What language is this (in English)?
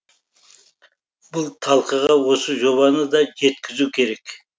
Kazakh